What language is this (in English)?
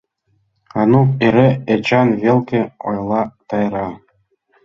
Mari